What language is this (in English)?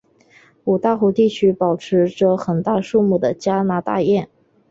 Chinese